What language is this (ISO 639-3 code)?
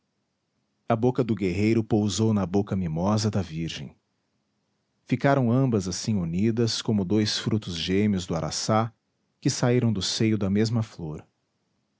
por